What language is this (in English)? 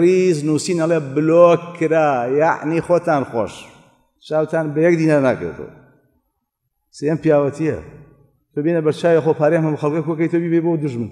Arabic